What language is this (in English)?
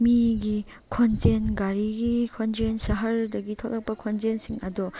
Manipuri